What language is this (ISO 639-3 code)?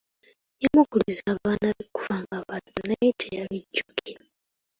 lug